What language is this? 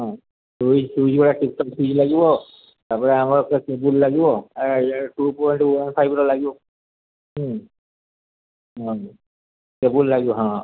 Odia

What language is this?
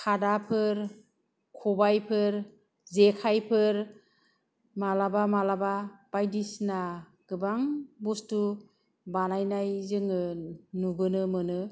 Bodo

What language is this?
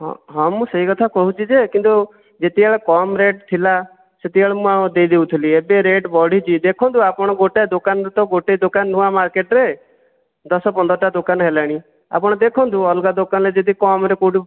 Odia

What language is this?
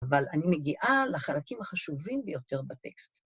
Hebrew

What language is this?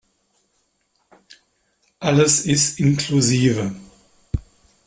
German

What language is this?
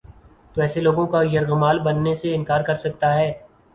Urdu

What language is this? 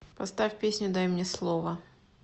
Russian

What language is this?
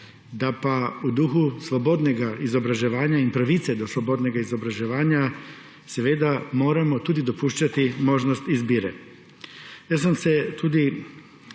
Slovenian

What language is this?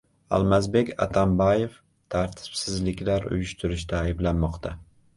Uzbek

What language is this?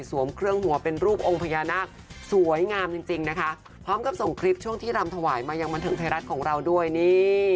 Thai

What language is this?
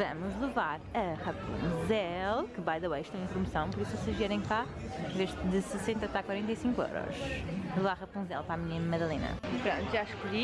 Portuguese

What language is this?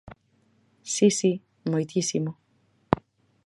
Galician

